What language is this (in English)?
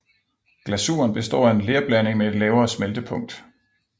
Danish